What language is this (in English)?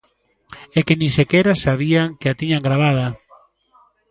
Galician